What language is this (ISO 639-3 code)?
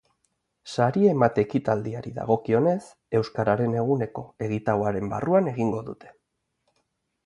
eus